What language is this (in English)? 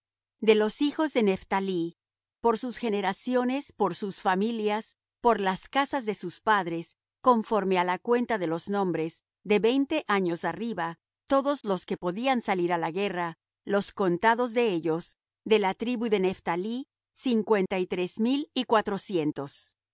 Spanish